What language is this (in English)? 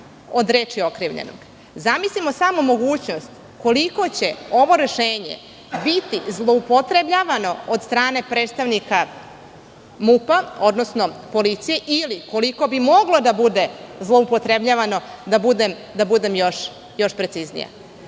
Serbian